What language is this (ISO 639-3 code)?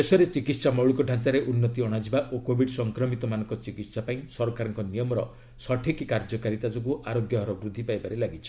ori